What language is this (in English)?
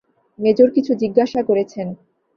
Bangla